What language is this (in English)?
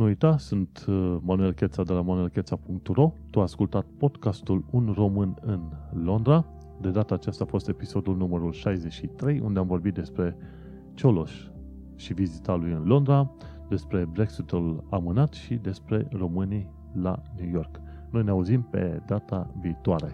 Romanian